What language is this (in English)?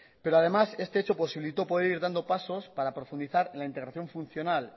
Spanish